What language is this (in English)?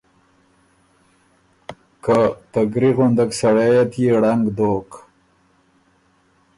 Ormuri